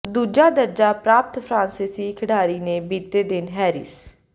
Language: Punjabi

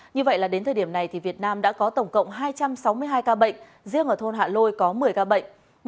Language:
Vietnamese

